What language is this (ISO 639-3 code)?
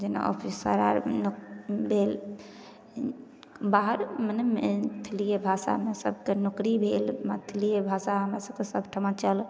mai